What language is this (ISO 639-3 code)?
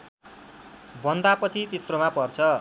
nep